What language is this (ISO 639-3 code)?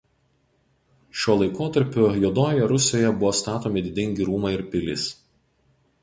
lit